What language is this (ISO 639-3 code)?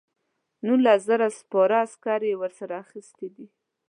pus